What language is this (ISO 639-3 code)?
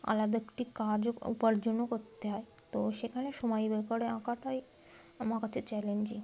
ben